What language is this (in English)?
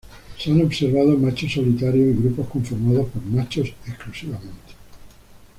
Spanish